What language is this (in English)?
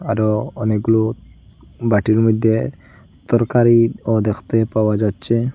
Bangla